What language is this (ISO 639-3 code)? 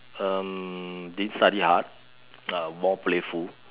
eng